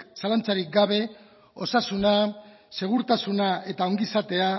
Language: Basque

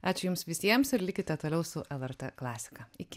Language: Lithuanian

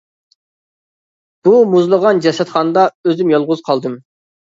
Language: Uyghur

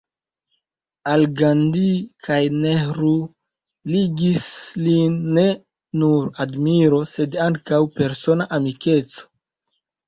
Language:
Esperanto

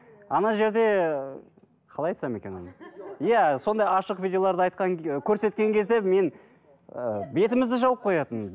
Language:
Kazakh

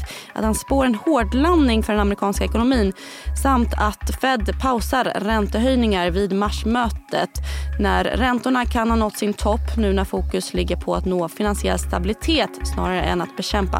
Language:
Swedish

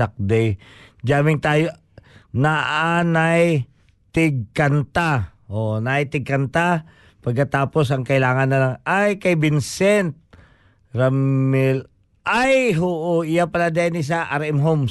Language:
Filipino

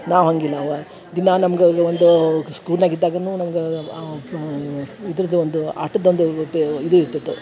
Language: Kannada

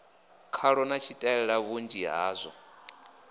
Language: Venda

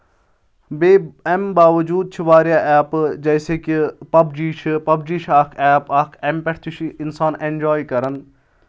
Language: Kashmiri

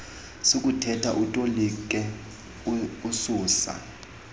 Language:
Xhosa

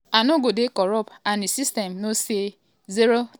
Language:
Nigerian Pidgin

